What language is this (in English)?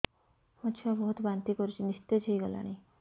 Odia